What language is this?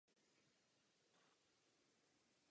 Czech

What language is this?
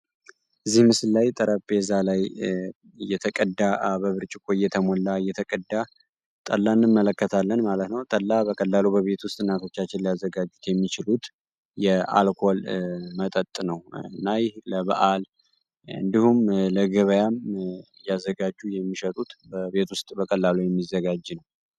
Amharic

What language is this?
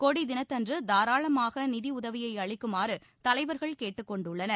Tamil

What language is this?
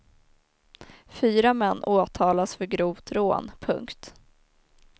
Swedish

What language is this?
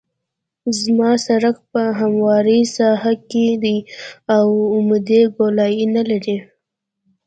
Pashto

